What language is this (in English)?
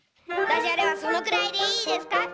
Japanese